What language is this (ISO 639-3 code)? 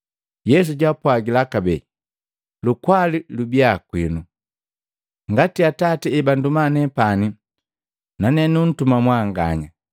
mgv